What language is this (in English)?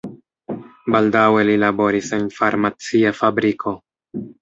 Esperanto